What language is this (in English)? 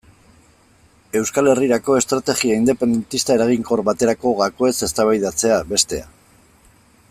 Basque